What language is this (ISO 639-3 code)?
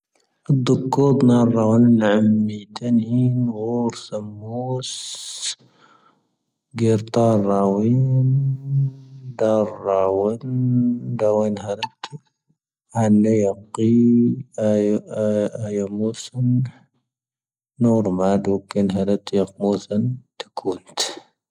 thv